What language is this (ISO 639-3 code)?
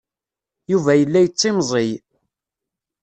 kab